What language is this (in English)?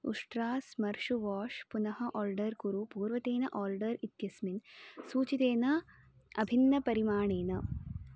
Sanskrit